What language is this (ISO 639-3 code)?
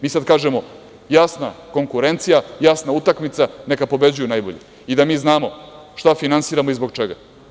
srp